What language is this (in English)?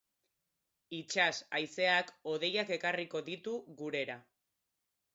Basque